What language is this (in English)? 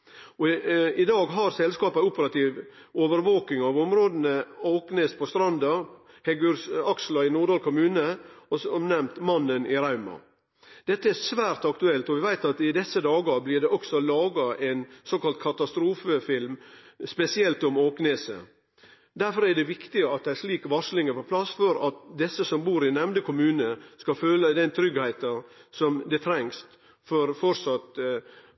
Norwegian Nynorsk